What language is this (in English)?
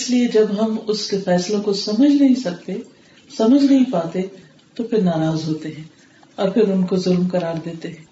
Urdu